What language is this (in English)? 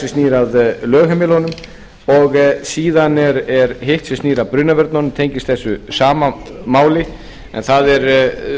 Icelandic